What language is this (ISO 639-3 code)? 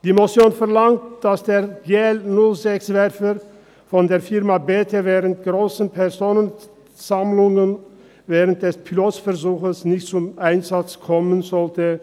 gsw